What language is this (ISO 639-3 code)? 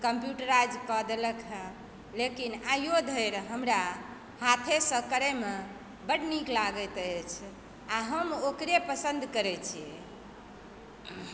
mai